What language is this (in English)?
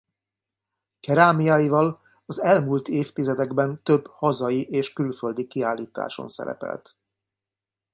Hungarian